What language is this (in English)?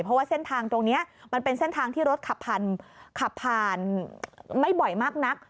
Thai